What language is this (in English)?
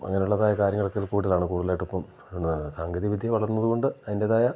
Malayalam